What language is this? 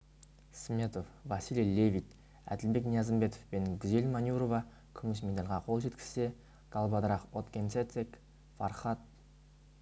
Kazakh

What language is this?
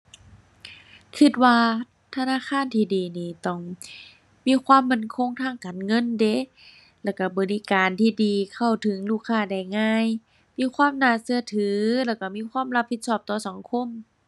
Thai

